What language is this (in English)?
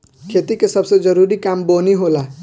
Bhojpuri